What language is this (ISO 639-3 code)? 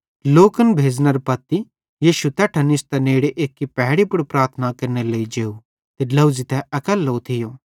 bhd